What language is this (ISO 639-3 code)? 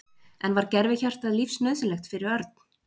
isl